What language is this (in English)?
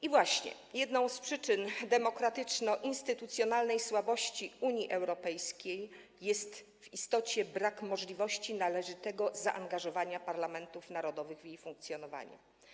Polish